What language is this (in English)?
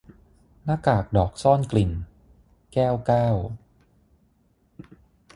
Thai